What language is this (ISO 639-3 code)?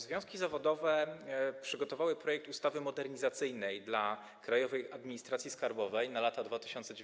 pol